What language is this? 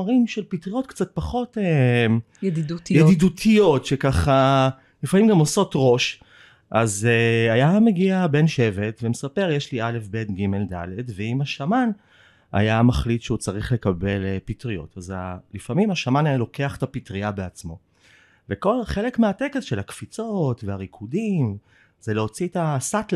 Hebrew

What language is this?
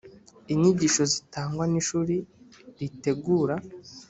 Kinyarwanda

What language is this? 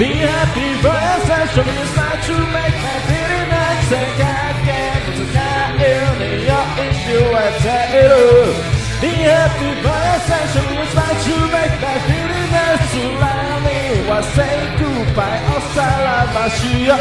Thai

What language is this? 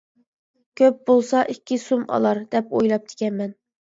Uyghur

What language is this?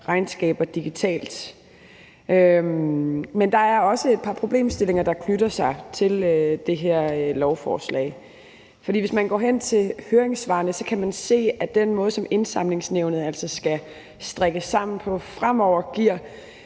Danish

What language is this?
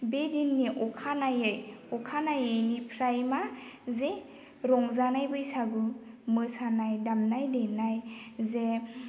Bodo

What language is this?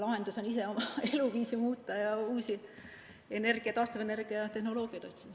Estonian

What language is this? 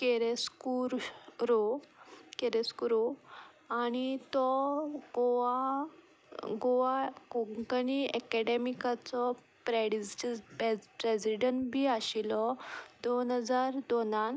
Konkani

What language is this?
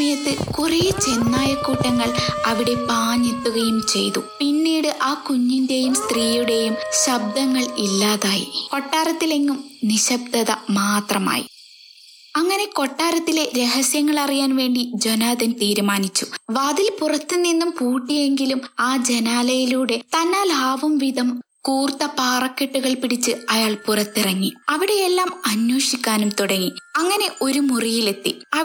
Malayalam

